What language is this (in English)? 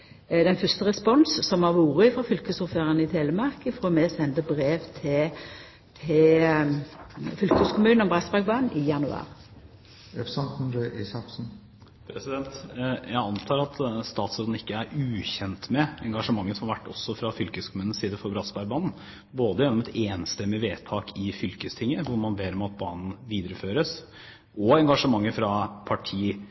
Norwegian